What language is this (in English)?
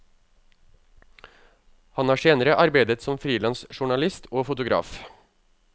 Norwegian